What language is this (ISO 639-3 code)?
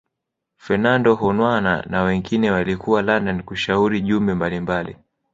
swa